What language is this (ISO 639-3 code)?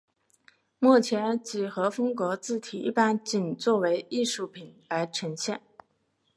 zho